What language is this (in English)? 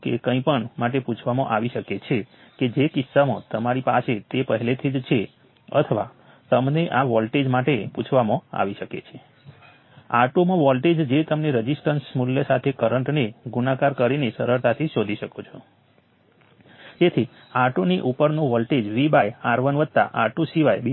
Gujarati